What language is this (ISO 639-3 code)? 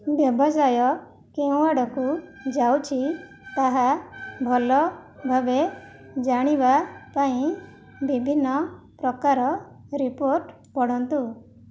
ori